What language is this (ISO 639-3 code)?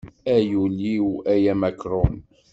kab